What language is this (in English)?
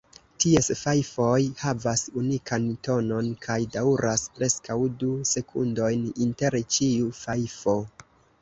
Esperanto